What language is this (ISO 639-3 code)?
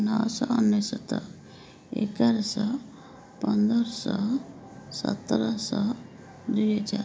ori